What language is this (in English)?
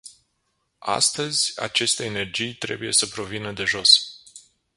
Romanian